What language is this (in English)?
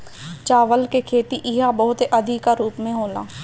Bhojpuri